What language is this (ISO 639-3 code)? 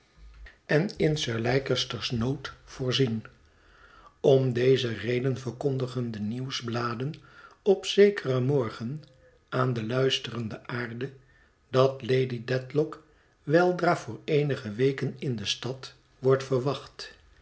nld